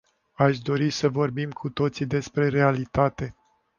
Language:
Romanian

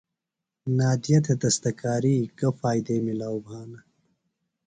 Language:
Phalura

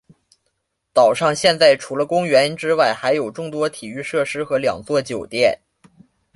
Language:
Chinese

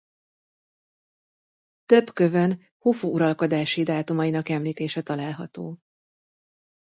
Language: Hungarian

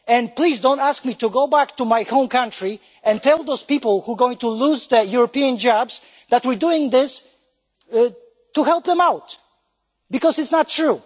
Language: English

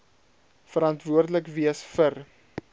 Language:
Afrikaans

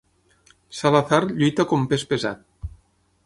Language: Catalan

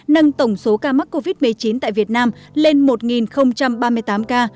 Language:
Vietnamese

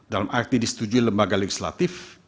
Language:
Indonesian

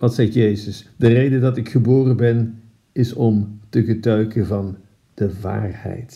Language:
Dutch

